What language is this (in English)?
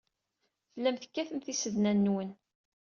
Kabyle